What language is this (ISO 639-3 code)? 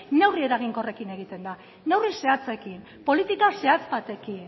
eus